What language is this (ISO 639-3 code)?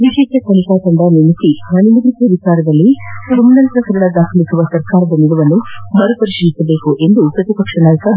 kan